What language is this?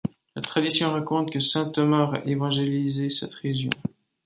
French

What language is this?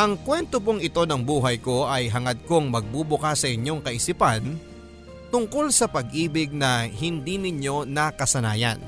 Filipino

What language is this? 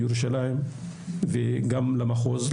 Hebrew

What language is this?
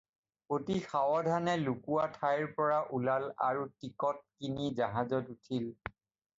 Assamese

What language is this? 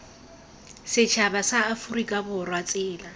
Tswana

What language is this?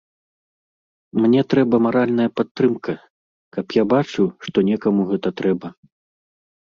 Belarusian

